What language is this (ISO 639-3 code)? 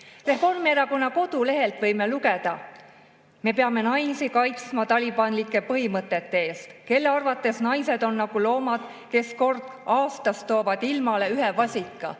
est